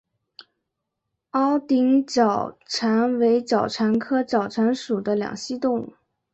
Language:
Chinese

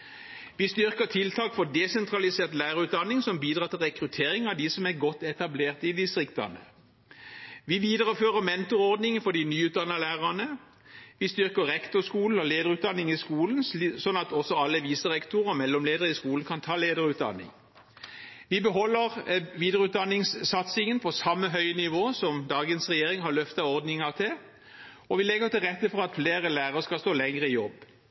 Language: Norwegian Bokmål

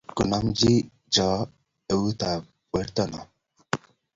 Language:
Kalenjin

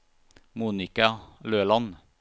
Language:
Norwegian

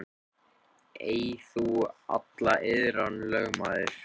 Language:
Icelandic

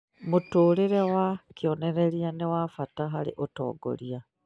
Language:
Kikuyu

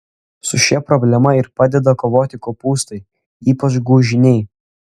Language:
Lithuanian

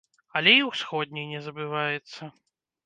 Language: Belarusian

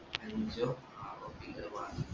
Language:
Malayalam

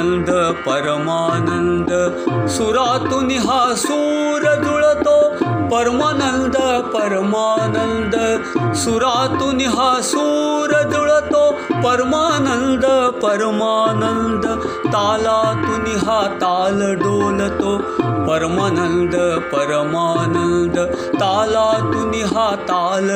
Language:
Marathi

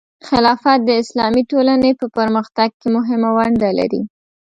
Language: Pashto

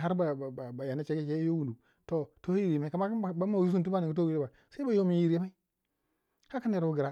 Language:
Waja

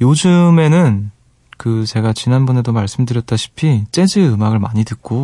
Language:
Korean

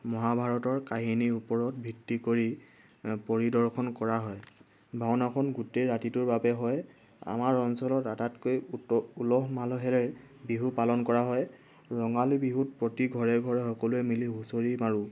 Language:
Assamese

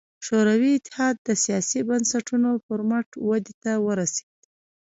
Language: Pashto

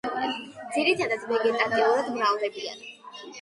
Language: Georgian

